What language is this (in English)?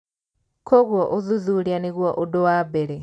Kikuyu